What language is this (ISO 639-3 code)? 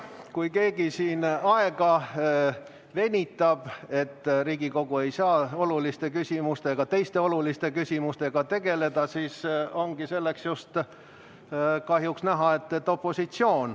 est